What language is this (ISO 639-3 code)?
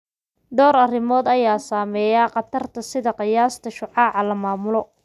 som